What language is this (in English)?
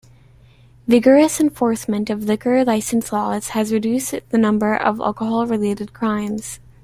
English